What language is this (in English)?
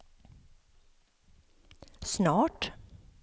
Swedish